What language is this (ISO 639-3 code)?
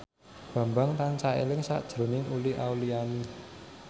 jav